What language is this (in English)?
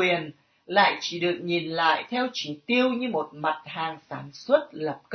Vietnamese